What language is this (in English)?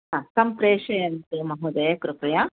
Sanskrit